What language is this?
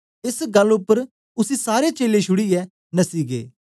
Dogri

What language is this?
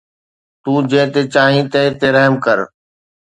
Sindhi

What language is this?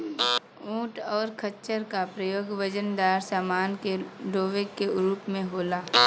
Bhojpuri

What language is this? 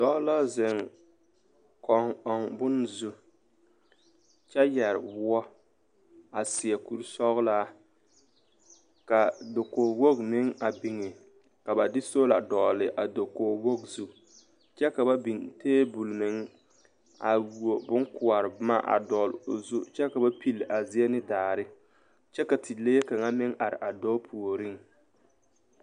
Southern Dagaare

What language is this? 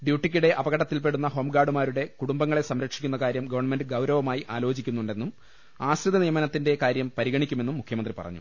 Malayalam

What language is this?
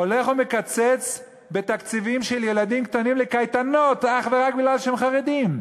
Hebrew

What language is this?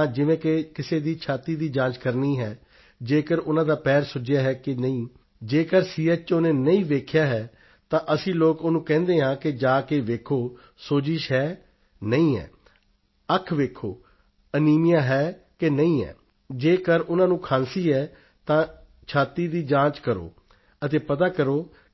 Punjabi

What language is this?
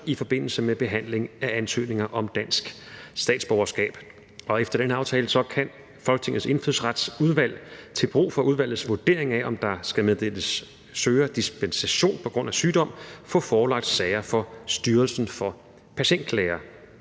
Danish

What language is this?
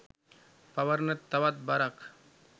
Sinhala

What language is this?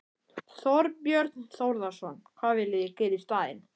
Icelandic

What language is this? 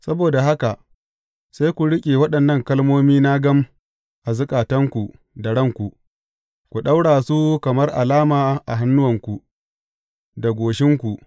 Hausa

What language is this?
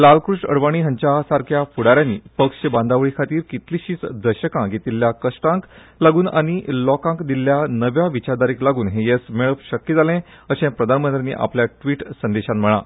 Konkani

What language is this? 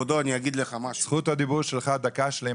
Hebrew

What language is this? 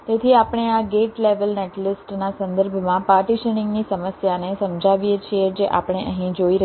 Gujarati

